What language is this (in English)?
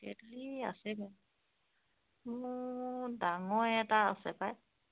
Assamese